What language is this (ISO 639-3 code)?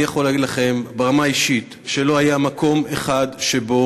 heb